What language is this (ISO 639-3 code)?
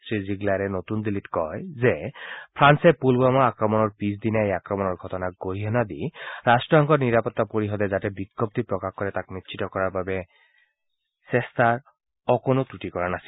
asm